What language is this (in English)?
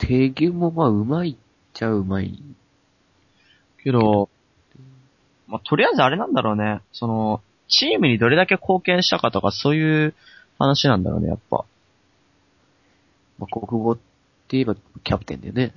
Japanese